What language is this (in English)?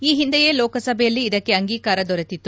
Kannada